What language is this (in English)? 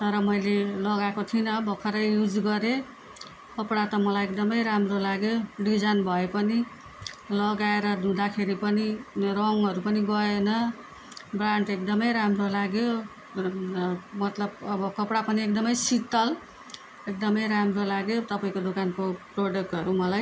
Nepali